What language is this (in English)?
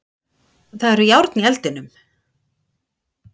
Icelandic